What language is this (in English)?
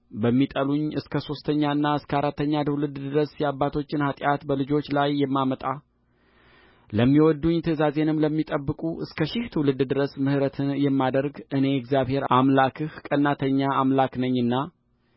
Amharic